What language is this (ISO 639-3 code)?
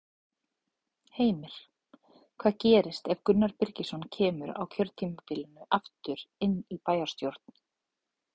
isl